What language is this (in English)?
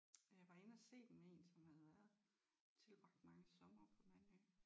Danish